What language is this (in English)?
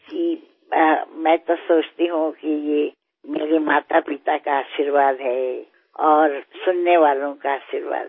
Gujarati